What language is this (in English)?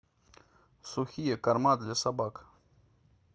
Russian